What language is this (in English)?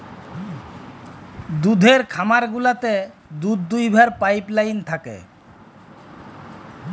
Bangla